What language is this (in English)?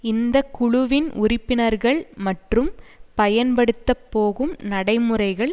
Tamil